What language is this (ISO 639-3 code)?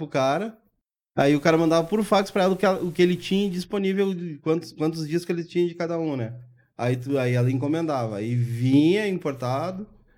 por